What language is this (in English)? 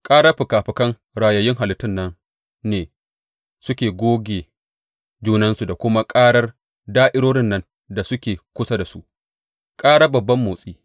Hausa